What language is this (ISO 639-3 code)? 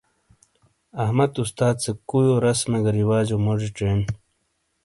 scl